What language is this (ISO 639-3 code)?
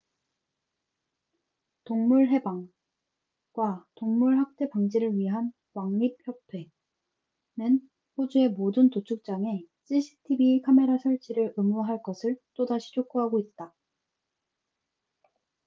kor